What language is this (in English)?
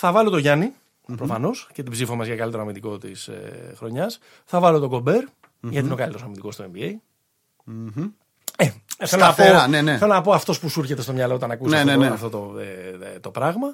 Greek